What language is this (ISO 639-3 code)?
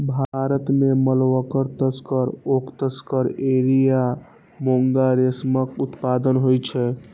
mai